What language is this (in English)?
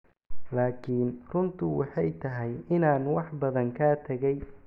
Somali